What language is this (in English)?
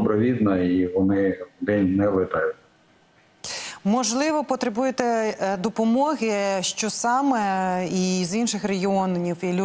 Ukrainian